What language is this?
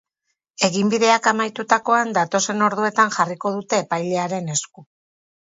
Basque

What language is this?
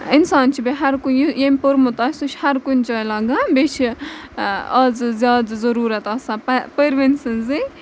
Kashmiri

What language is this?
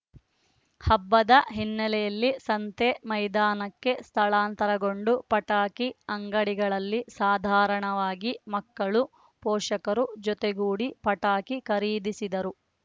Kannada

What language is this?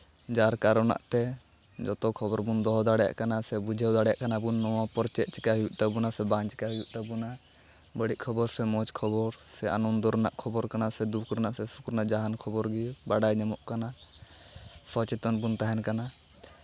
Santali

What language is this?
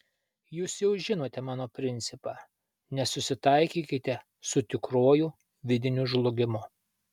Lithuanian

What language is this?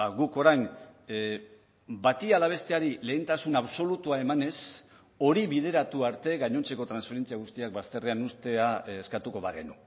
Basque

